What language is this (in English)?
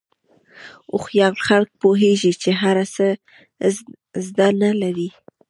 Pashto